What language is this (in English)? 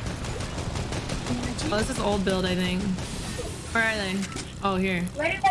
English